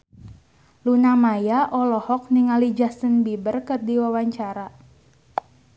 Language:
Sundanese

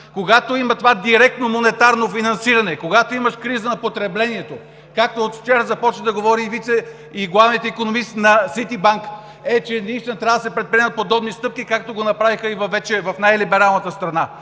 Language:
Bulgarian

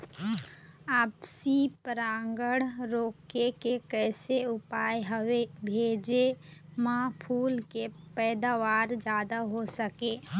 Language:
Chhattisgarhi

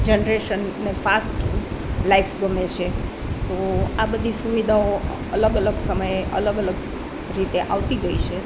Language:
Gujarati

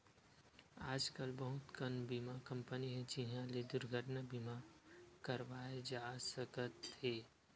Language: Chhattisgarhi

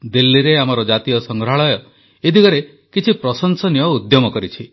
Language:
Odia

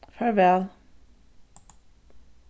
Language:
Faroese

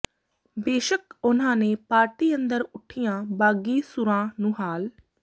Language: Punjabi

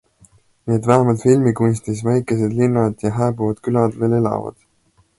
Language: Estonian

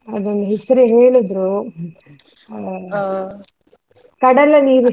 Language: Kannada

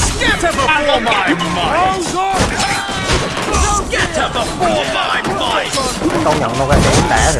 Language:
Vietnamese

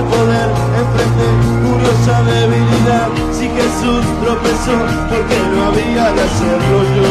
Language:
Greek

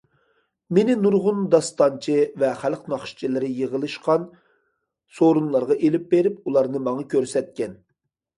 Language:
Uyghur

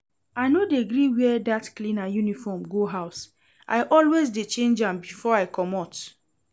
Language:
Nigerian Pidgin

